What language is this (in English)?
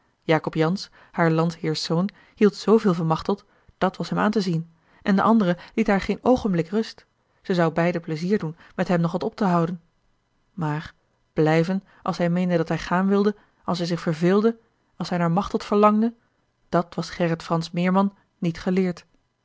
Dutch